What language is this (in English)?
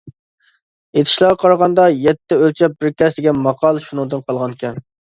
Uyghur